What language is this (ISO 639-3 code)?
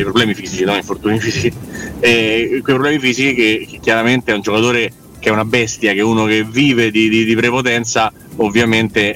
ita